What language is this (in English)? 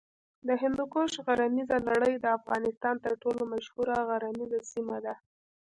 Pashto